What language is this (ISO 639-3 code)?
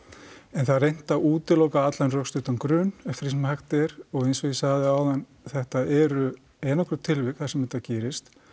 isl